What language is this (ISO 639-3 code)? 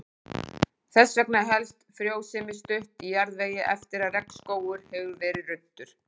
isl